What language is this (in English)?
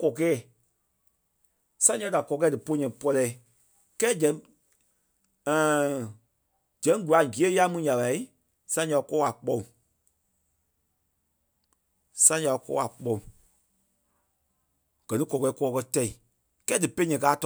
Kpelle